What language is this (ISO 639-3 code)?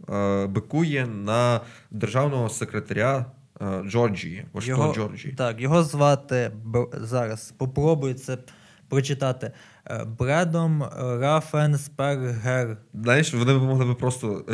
ukr